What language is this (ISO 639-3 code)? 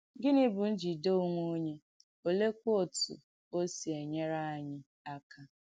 ibo